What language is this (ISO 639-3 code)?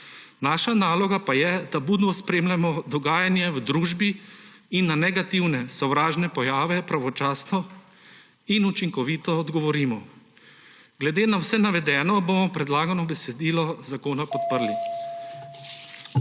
slv